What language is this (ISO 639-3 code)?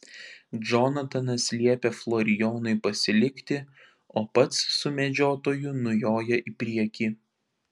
lit